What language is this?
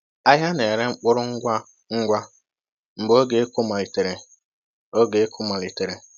Igbo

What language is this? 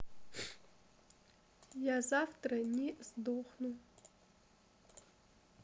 Russian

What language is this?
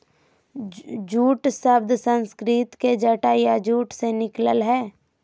Magahi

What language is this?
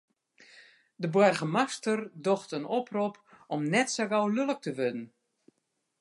Western Frisian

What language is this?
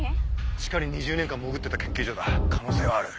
Japanese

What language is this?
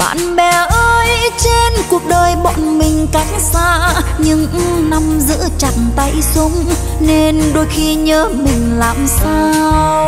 Vietnamese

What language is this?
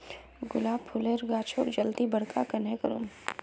Magahi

